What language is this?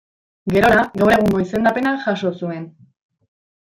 Basque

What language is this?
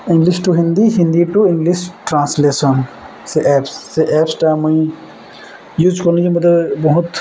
Odia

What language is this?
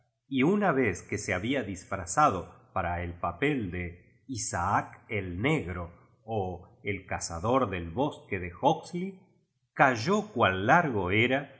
Spanish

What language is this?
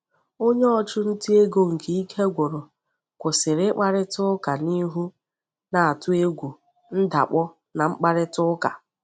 Igbo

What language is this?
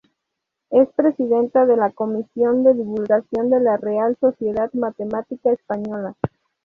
Spanish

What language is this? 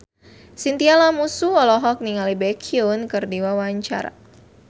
Sundanese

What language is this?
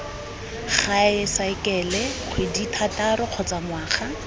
Tswana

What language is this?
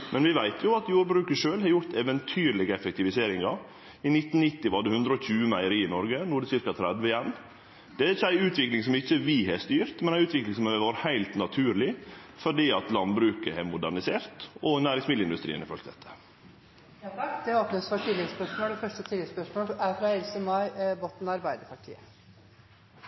Norwegian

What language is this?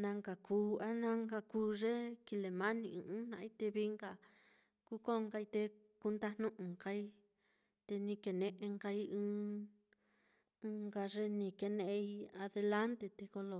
Mitlatongo Mixtec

